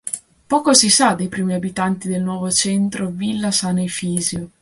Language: Italian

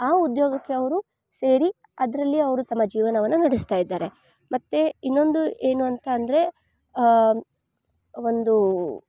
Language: Kannada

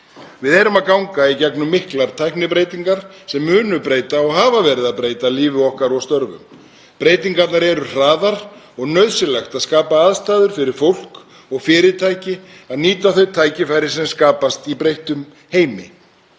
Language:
Icelandic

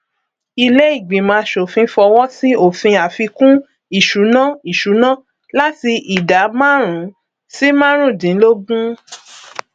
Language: Yoruba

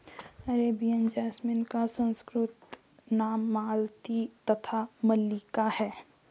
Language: Hindi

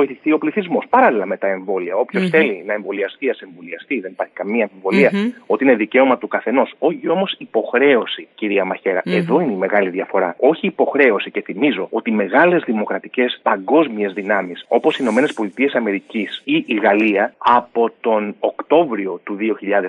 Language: Greek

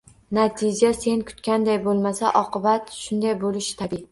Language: Uzbek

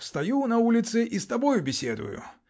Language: Russian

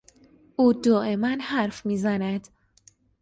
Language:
Persian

